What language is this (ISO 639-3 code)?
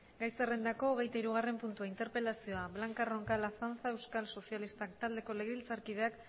eus